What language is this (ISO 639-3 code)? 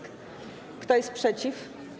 pol